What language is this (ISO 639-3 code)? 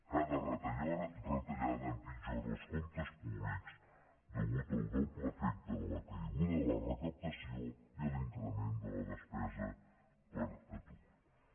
cat